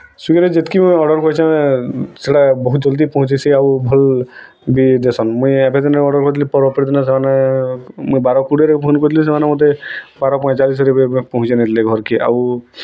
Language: Odia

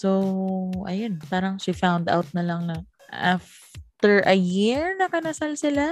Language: Filipino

